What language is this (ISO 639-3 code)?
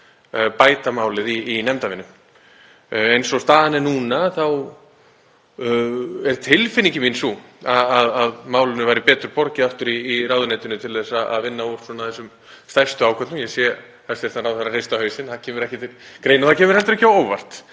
isl